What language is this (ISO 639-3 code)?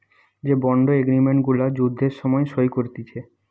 ben